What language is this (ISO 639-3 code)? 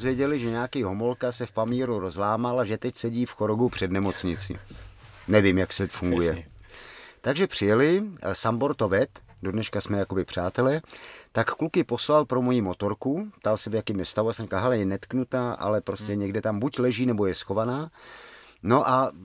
ces